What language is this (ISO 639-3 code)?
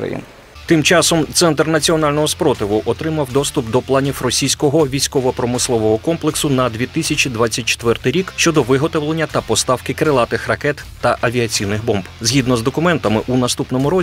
ukr